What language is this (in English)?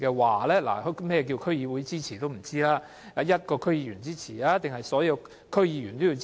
Cantonese